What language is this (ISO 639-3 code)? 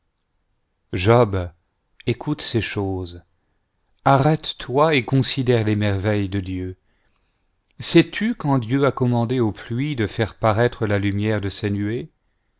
fra